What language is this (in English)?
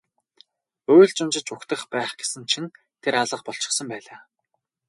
Mongolian